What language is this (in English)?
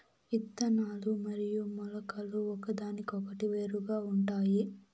Telugu